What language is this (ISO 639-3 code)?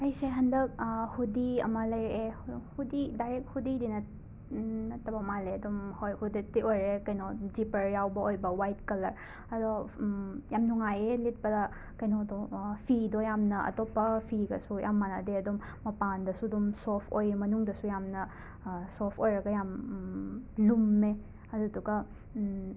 mni